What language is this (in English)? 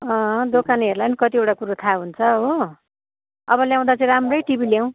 Nepali